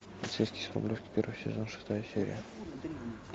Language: Russian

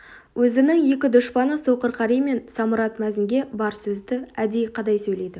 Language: Kazakh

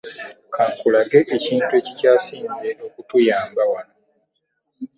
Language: Ganda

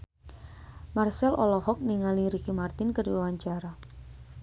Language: Sundanese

